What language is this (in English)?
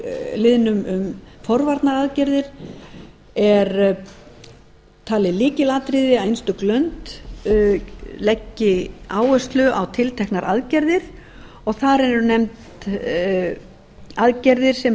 Icelandic